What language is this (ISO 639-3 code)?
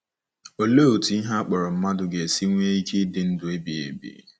ibo